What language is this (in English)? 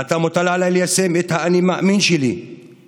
Hebrew